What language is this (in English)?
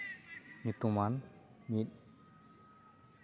Santali